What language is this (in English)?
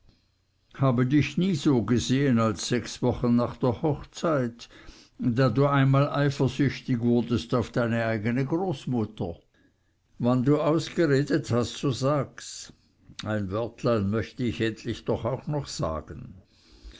German